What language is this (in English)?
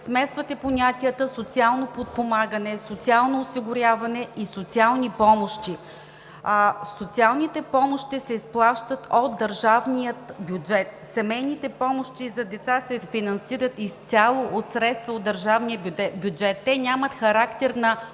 Bulgarian